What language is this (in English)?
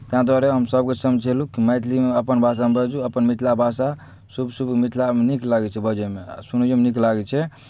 Maithili